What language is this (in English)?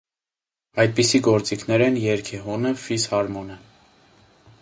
Armenian